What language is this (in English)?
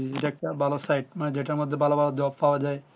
Bangla